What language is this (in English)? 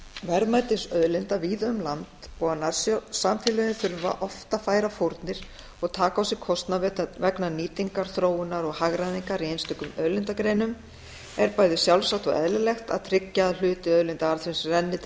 Icelandic